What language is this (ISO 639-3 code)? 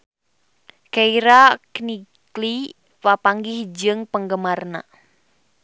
sun